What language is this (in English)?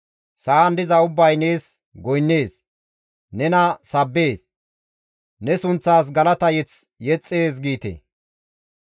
Gamo